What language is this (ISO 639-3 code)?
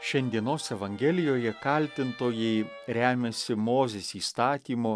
lit